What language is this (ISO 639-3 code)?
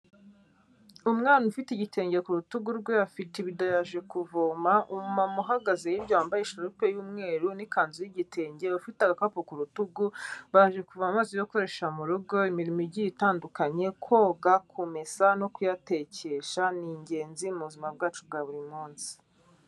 kin